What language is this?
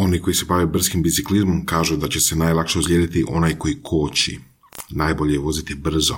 Croatian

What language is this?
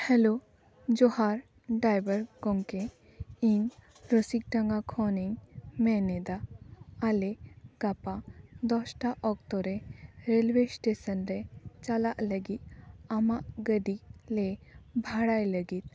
Santali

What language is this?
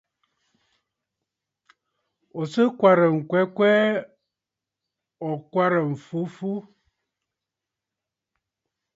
Bafut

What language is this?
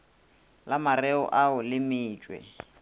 Northern Sotho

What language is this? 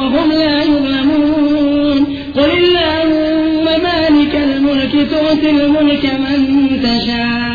Urdu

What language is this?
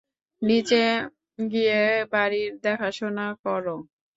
Bangla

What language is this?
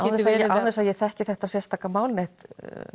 Icelandic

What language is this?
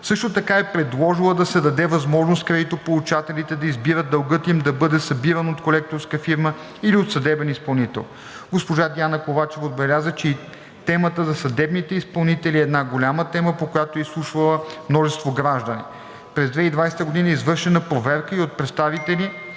Bulgarian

